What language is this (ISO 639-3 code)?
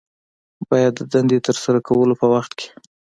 pus